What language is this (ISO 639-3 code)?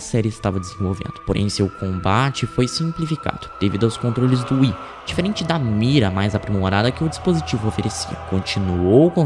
por